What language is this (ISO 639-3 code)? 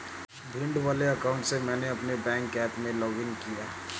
hin